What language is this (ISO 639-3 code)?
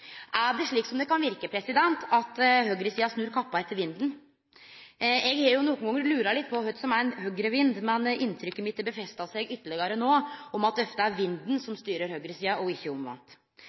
nno